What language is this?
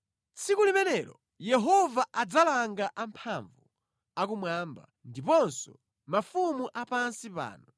Nyanja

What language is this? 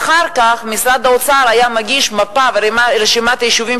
Hebrew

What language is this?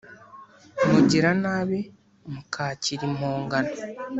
Kinyarwanda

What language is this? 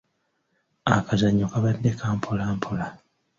Ganda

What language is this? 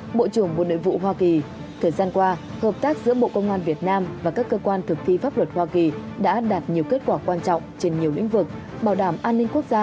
Vietnamese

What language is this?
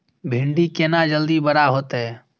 Maithili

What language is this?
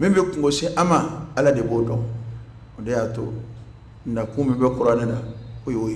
Arabic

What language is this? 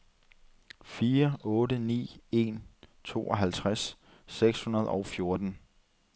Danish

